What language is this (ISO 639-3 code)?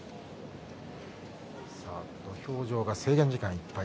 jpn